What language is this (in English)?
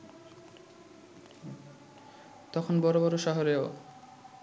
Bangla